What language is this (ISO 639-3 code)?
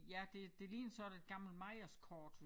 dan